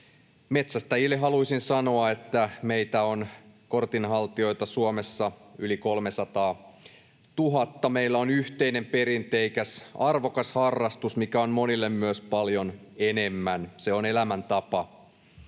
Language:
Finnish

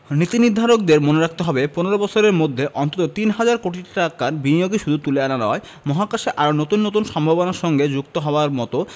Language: Bangla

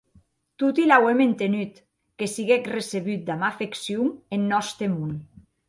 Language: Occitan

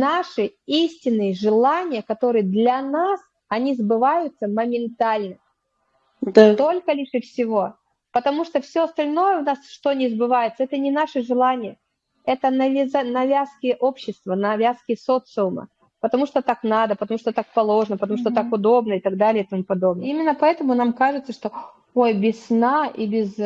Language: Russian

